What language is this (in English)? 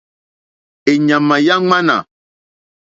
Mokpwe